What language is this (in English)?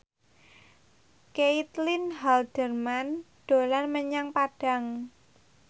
Javanese